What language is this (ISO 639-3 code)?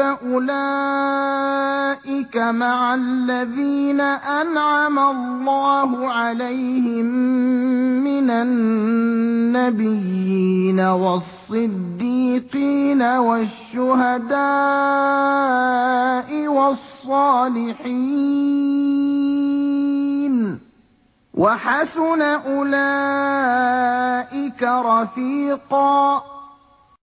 ara